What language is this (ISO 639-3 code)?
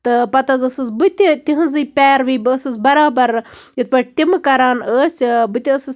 kas